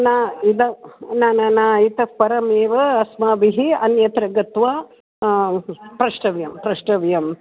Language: Sanskrit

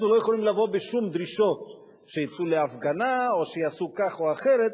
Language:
Hebrew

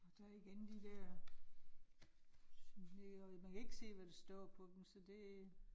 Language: Danish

